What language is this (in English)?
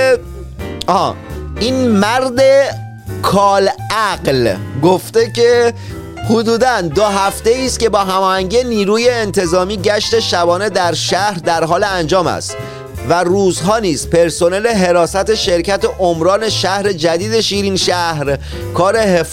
Persian